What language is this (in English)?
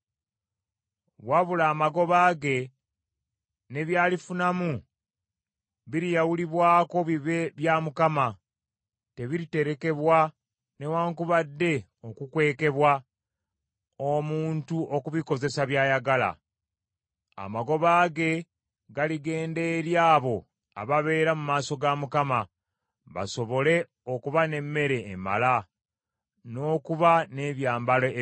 Ganda